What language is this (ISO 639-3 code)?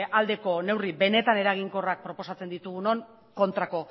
eus